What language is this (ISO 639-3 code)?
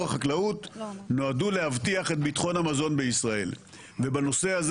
heb